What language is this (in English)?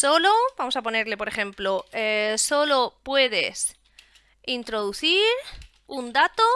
Spanish